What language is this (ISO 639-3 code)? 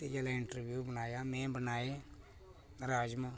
doi